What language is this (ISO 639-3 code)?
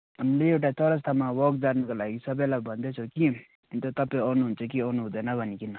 nep